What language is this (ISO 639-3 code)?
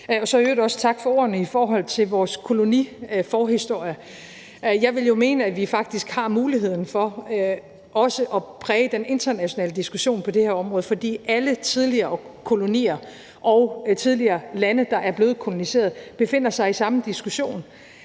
dan